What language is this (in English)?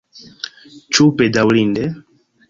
Esperanto